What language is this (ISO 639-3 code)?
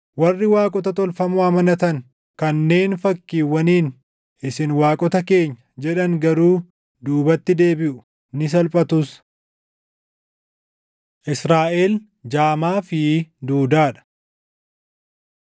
orm